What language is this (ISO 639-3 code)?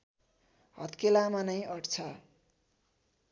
nep